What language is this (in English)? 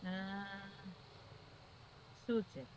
Gujarati